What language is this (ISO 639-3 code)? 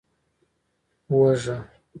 pus